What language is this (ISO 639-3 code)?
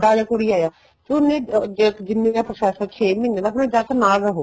pan